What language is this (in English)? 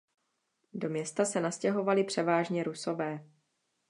Czech